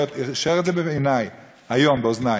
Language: Hebrew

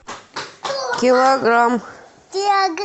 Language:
Russian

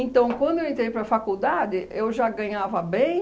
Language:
Portuguese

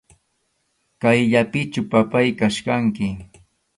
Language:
Arequipa-La Unión Quechua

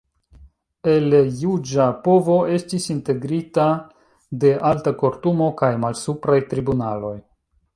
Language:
Esperanto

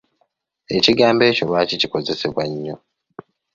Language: Ganda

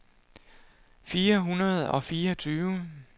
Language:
Danish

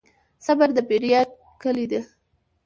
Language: Pashto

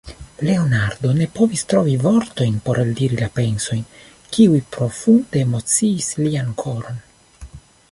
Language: Esperanto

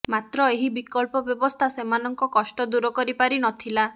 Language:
Odia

